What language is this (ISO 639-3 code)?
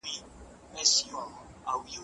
pus